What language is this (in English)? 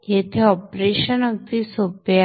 Marathi